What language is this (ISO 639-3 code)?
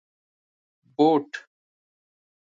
pus